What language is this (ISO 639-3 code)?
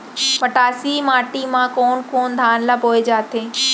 hne